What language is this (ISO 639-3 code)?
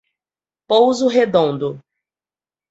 por